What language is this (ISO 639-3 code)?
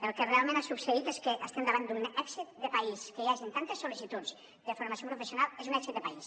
cat